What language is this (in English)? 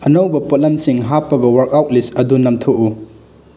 Manipuri